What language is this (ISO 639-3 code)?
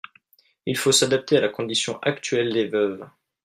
fra